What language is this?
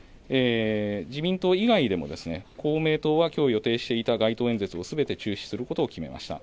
Japanese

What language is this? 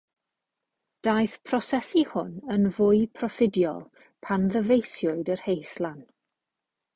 Welsh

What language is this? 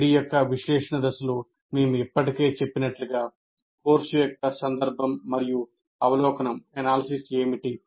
Telugu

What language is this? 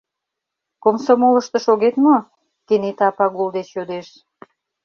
Mari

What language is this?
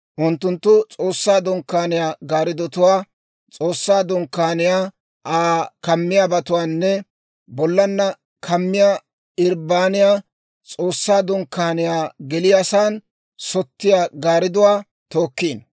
Dawro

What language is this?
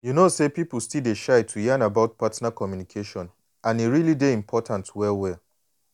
Nigerian Pidgin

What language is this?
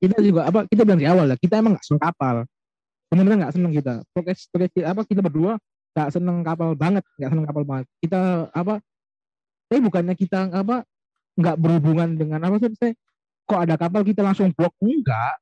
Indonesian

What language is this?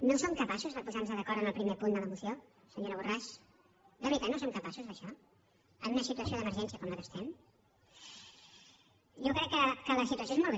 Catalan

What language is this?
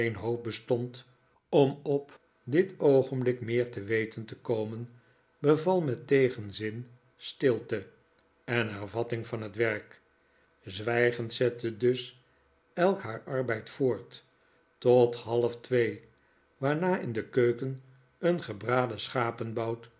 Dutch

